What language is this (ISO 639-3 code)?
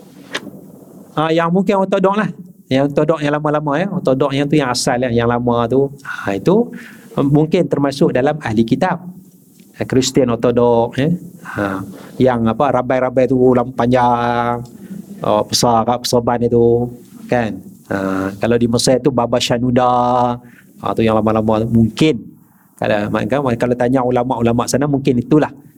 msa